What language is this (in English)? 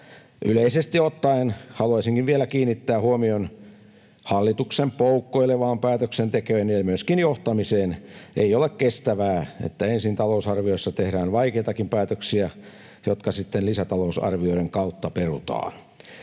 Finnish